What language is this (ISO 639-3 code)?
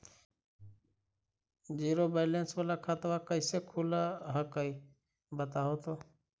mag